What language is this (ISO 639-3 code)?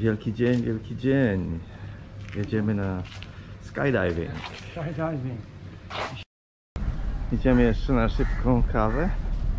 pol